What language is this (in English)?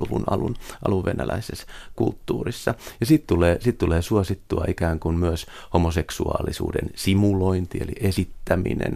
Finnish